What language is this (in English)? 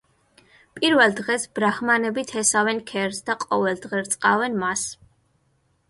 Georgian